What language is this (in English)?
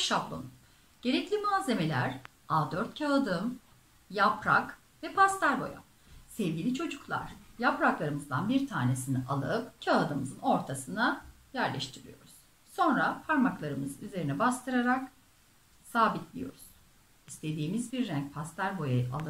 Turkish